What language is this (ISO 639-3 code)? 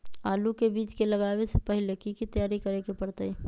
mag